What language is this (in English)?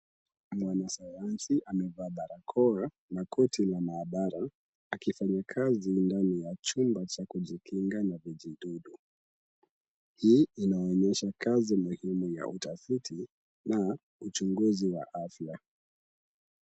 Swahili